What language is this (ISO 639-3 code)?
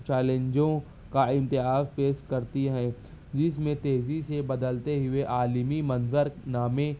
urd